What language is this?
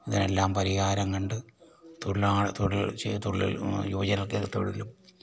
Malayalam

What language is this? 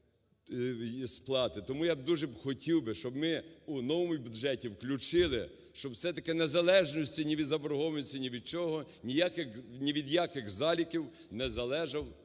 Ukrainian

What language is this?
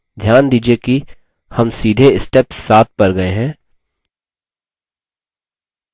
Hindi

